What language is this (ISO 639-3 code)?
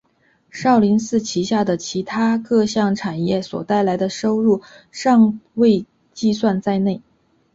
zho